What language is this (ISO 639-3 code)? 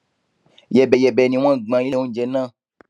yor